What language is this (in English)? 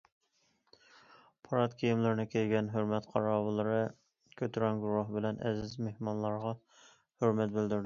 Uyghur